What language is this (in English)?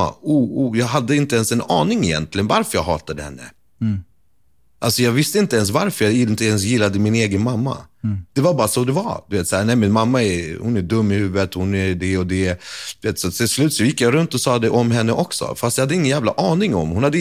Swedish